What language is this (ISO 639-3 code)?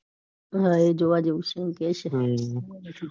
guj